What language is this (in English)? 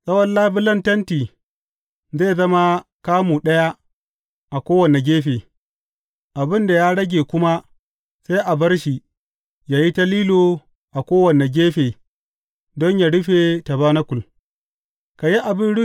Hausa